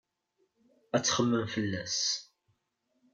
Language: Kabyle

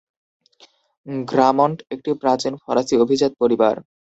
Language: Bangla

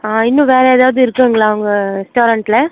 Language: Tamil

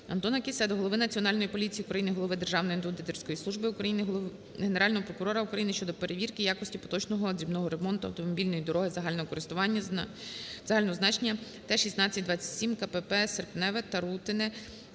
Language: Ukrainian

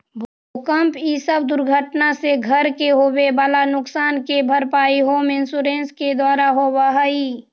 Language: Magahi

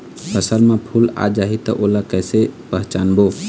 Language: Chhattisgarhi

